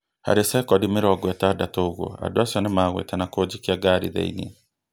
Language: Kikuyu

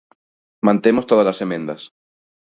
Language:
Galician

